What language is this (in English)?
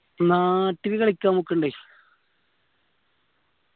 Malayalam